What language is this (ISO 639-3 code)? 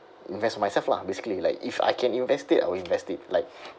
eng